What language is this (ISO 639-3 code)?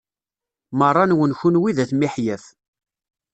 kab